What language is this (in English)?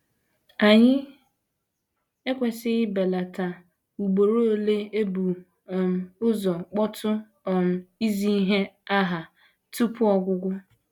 Igbo